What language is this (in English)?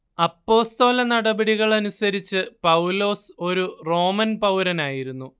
Malayalam